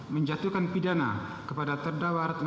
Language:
Indonesian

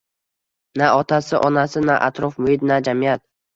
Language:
Uzbek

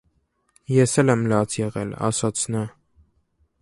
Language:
Armenian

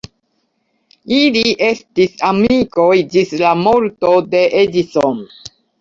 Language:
Esperanto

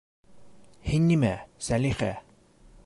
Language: Bashkir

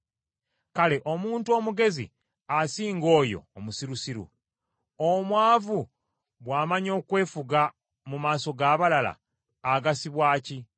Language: Ganda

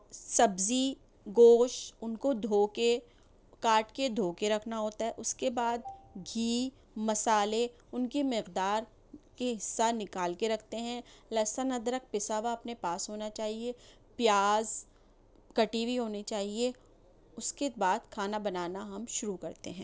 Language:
Urdu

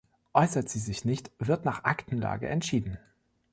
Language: German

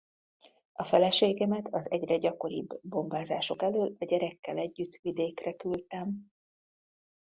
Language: Hungarian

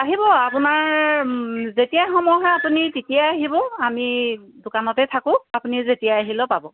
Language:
Assamese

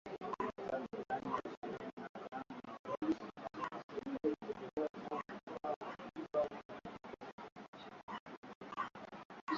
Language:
Swahili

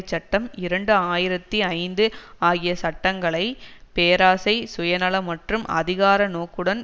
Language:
Tamil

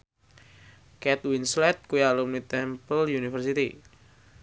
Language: Javanese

